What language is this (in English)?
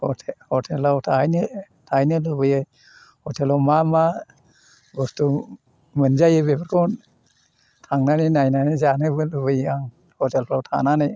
Bodo